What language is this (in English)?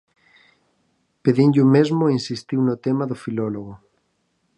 Galician